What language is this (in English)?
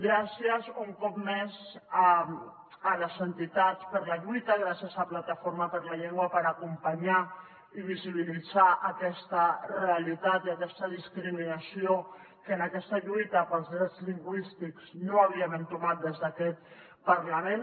Catalan